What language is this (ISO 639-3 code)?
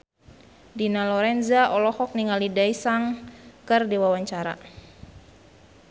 sun